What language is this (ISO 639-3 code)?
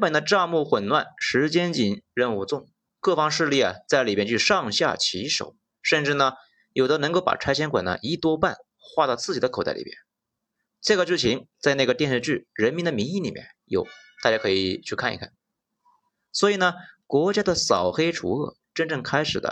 zho